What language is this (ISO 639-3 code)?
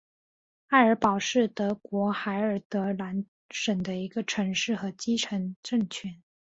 zho